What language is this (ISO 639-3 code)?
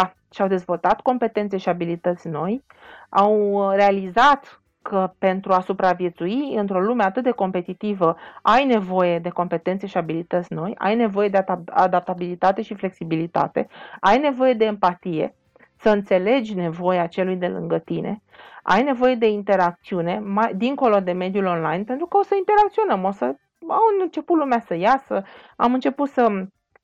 ron